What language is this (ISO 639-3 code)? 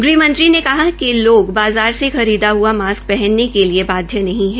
hin